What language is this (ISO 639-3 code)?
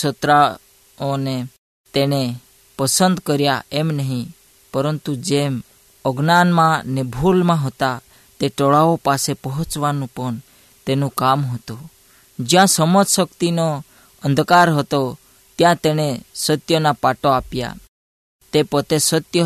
hin